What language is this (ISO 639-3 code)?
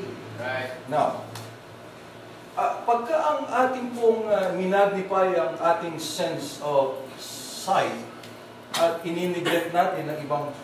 fil